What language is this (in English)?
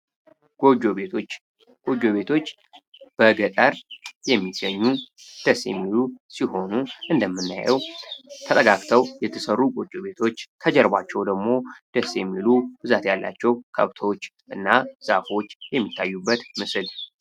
Amharic